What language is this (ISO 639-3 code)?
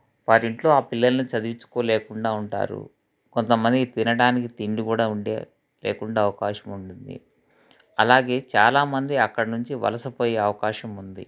tel